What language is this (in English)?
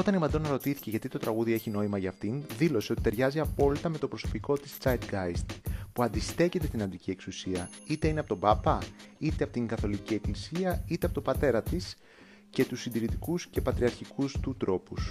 Greek